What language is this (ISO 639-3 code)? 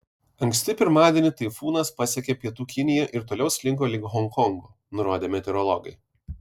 lit